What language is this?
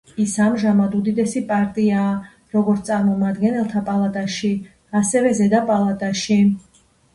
Georgian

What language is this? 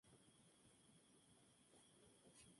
Spanish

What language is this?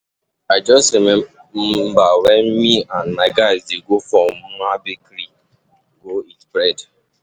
Nigerian Pidgin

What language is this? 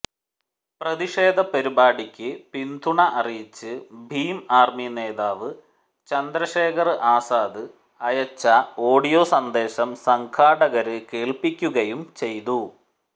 Malayalam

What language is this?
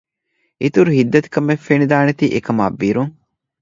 Divehi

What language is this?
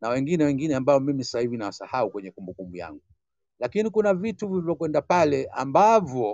Swahili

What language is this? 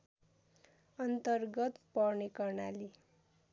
Nepali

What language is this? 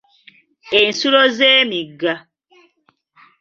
Ganda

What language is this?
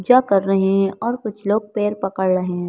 Hindi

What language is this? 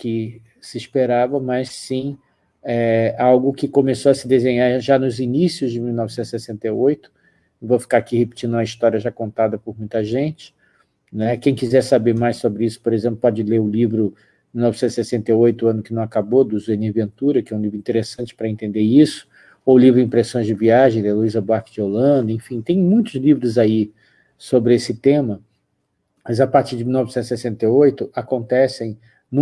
Portuguese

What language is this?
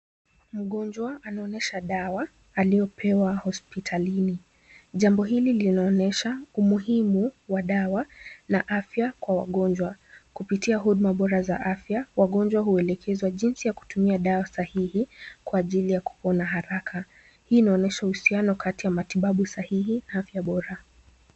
Swahili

